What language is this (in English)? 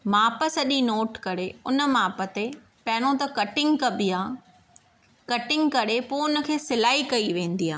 Sindhi